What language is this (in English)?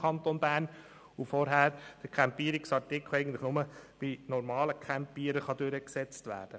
Swiss German